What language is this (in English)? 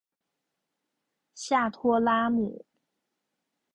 Chinese